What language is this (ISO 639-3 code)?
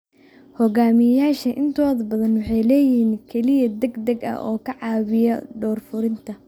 som